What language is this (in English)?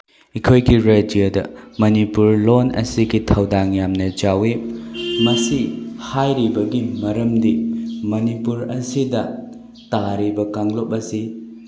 Manipuri